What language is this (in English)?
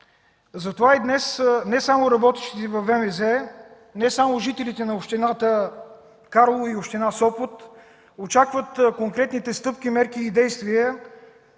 Bulgarian